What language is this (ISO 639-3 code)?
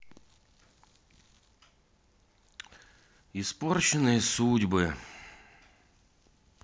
rus